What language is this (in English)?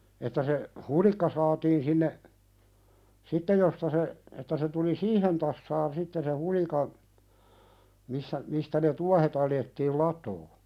Finnish